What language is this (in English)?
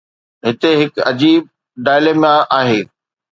Sindhi